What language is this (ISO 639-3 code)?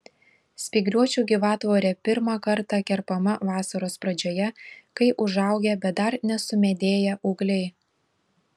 lit